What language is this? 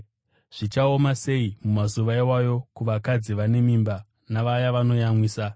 Shona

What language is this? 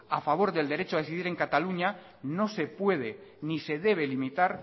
Spanish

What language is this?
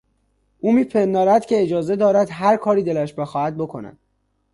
Persian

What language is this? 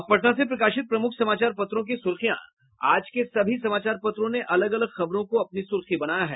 Hindi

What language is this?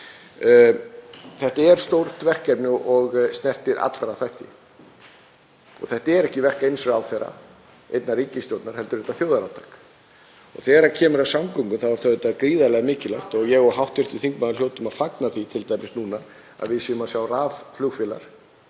Icelandic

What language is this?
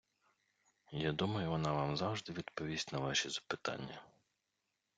Ukrainian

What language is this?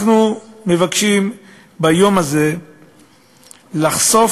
Hebrew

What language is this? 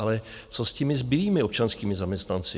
Czech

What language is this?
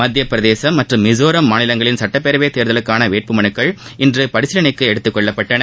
Tamil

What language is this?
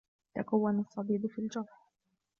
Arabic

